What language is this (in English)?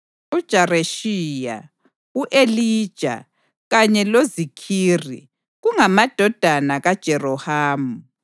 North Ndebele